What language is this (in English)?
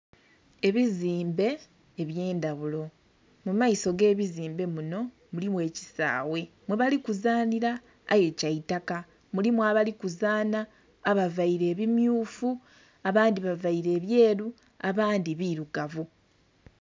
Soga